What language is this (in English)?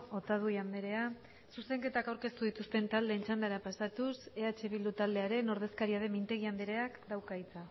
Basque